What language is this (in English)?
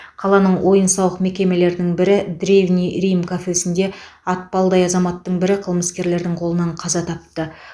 Kazakh